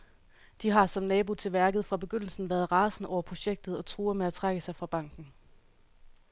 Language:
Danish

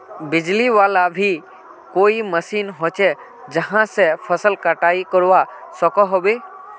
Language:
Magahi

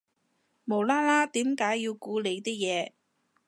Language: Cantonese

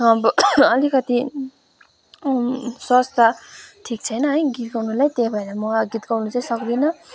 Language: Nepali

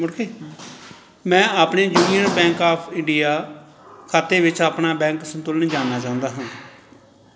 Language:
Punjabi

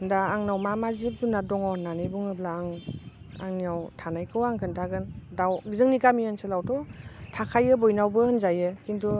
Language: Bodo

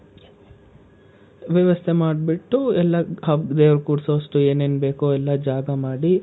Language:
Kannada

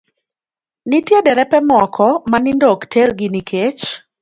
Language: Luo (Kenya and Tanzania)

